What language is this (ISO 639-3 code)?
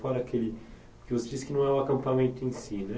por